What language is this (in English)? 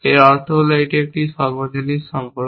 Bangla